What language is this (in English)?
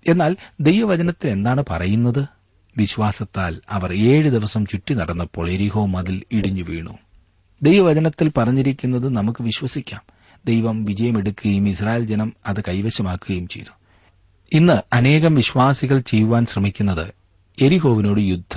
Malayalam